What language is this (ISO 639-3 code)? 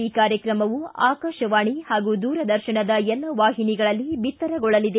kan